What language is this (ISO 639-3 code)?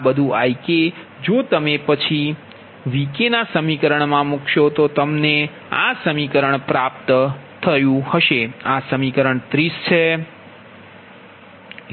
guj